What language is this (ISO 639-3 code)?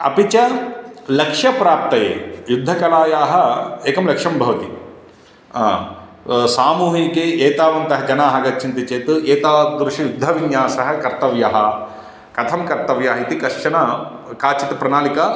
san